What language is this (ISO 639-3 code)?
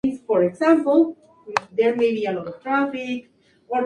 spa